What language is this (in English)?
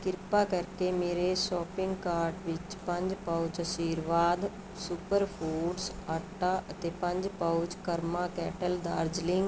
Punjabi